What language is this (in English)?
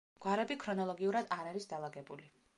Georgian